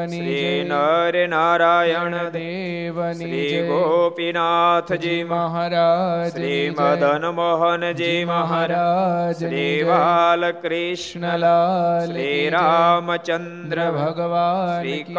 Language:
Gujarati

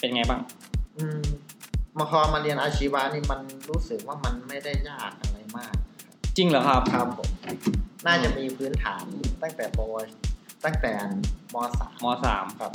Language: Thai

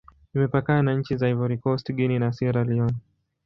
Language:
Swahili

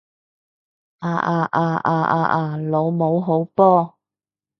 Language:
Cantonese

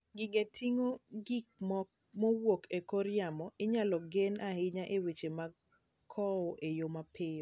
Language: Luo (Kenya and Tanzania)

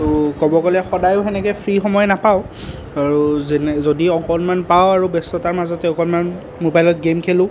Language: Assamese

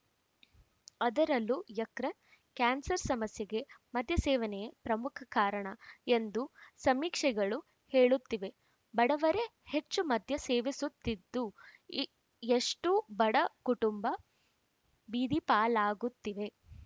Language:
Kannada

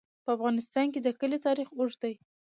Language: Pashto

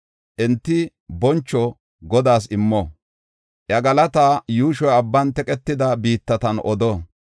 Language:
Gofa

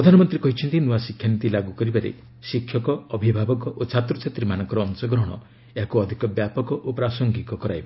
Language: Odia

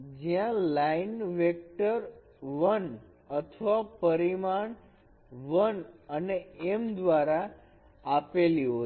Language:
Gujarati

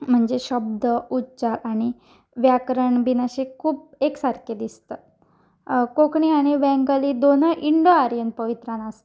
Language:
Konkani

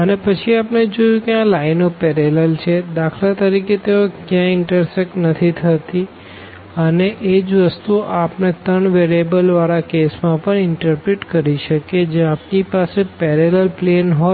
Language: Gujarati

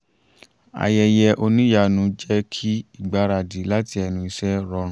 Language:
Yoruba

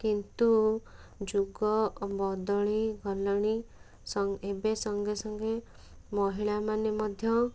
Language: Odia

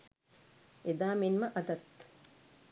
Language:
Sinhala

